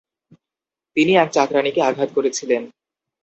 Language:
Bangla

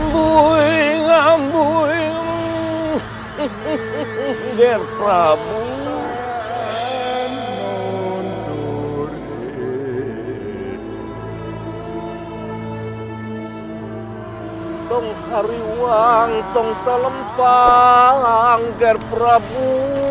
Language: Indonesian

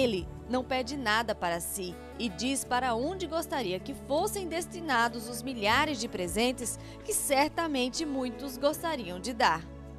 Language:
Portuguese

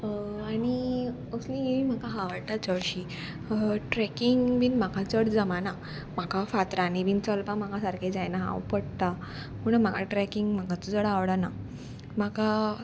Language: Konkani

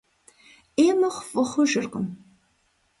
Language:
Kabardian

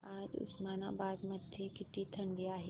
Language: Marathi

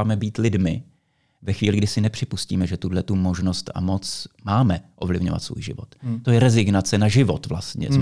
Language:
Czech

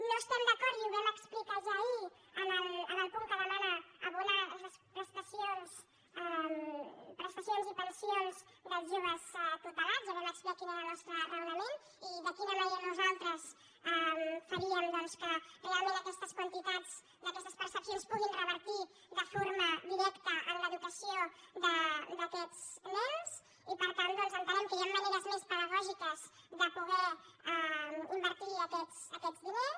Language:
Catalan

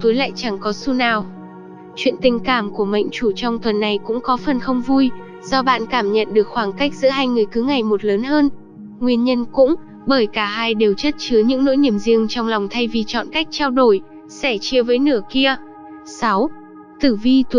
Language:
Vietnamese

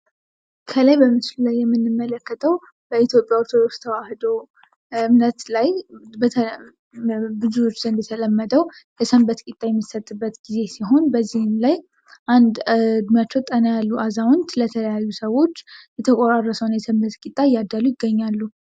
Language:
Amharic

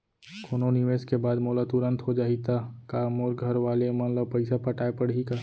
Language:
Chhattisgarhi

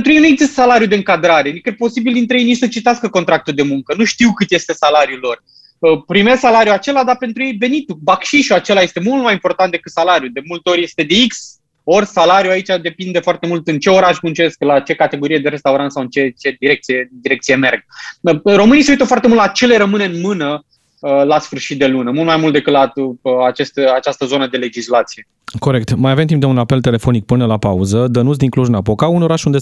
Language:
Romanian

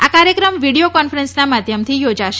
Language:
Gujarati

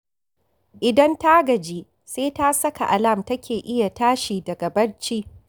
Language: Hausa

